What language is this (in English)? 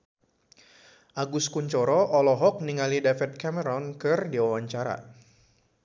Sundanese